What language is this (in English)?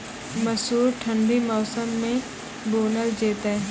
Maithili